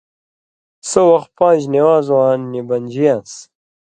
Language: Indus Kohistani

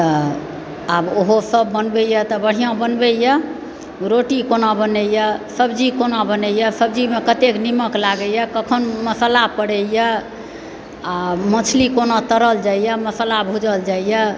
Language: Maithili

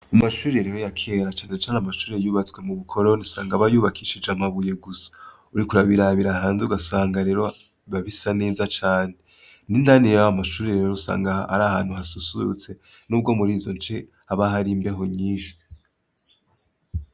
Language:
Rundi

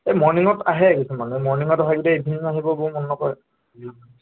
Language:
Assamese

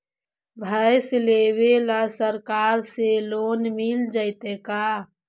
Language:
Magahi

